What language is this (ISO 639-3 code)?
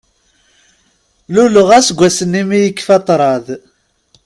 kab